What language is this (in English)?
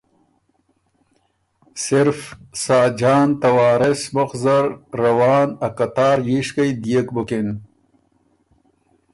Ormuri